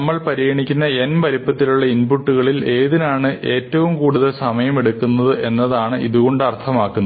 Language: Malayalam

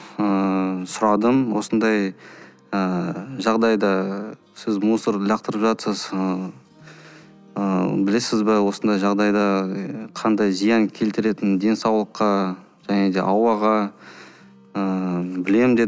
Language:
Kazakh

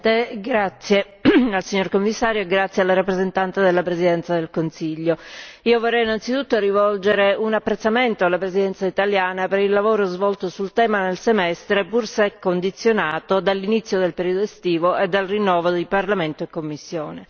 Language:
Italian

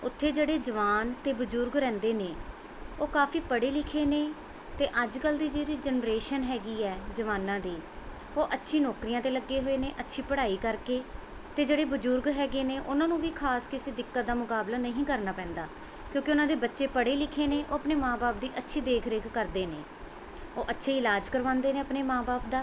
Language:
Punjabi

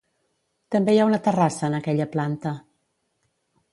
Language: Catalan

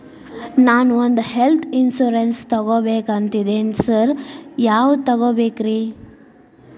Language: Kannada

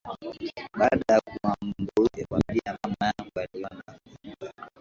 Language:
Swahili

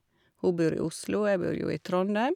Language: Norwegian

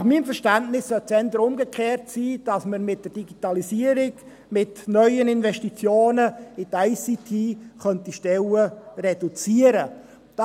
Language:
Swiss German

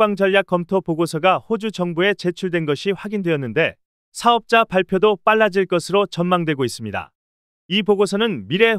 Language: Korean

